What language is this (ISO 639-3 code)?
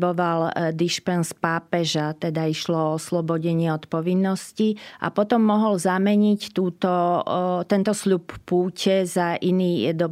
slk